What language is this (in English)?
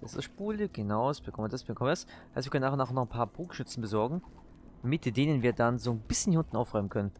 German